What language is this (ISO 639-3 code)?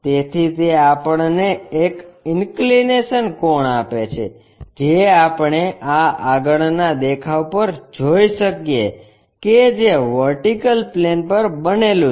guj